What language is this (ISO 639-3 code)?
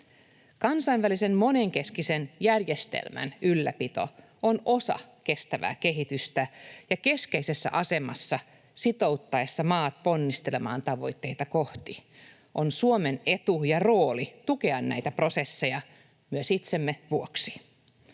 fin